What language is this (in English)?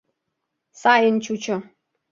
Mari